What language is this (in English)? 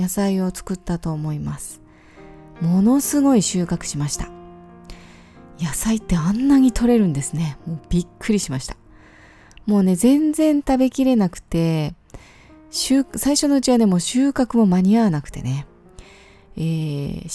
Japanese